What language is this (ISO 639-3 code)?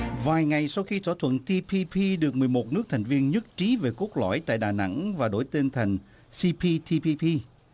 vie